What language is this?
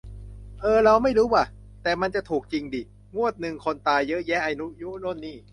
Thai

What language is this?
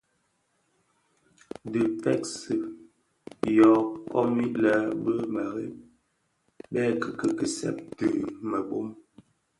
Bafia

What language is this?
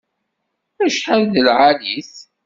Kabyle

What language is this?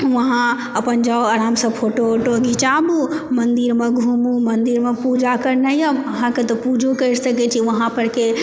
Maithili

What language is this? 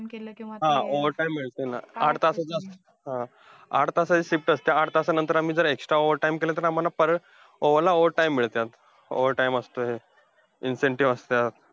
Marathi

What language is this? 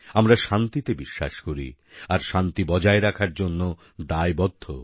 Bangla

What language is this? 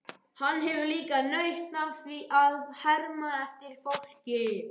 Icelandic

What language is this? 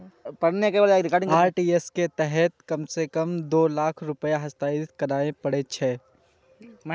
Maithili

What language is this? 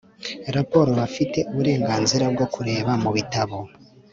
Kinyarwanda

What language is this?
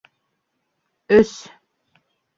Bashkir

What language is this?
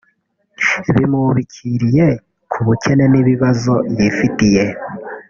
Kinyarwanda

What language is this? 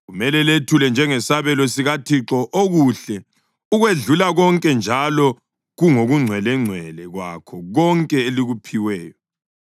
North Ndebele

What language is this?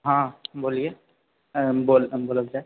Maithili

